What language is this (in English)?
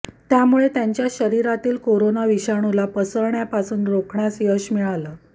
Marathi